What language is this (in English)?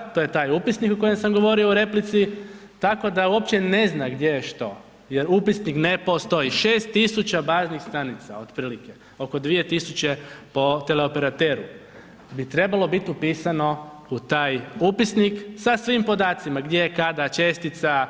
Croatian